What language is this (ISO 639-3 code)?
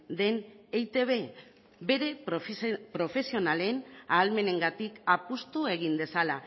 eus